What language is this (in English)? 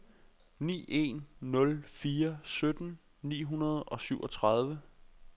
Danish